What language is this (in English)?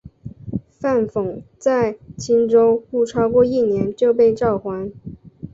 Chinese